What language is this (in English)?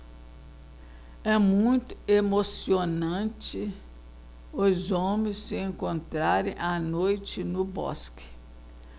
Portuguese